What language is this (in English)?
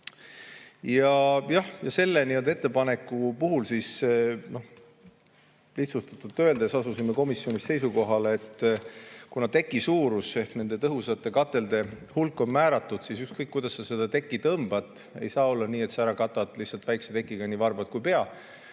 Estonian